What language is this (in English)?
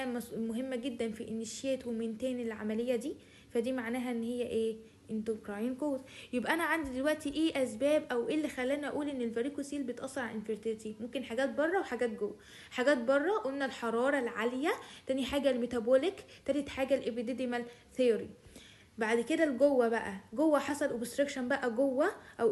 Arabic